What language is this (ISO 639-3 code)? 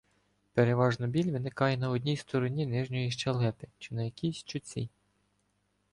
ukr